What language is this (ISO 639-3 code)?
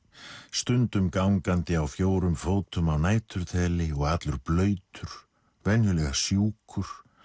isl